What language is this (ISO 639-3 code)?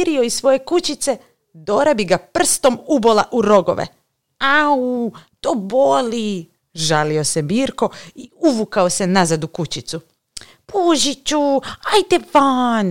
hrv